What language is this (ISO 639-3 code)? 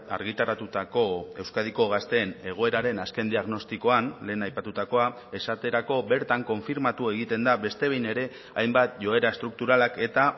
eus